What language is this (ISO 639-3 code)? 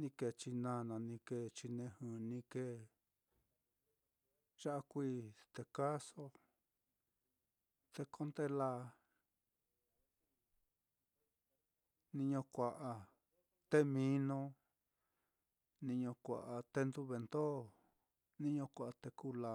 vmm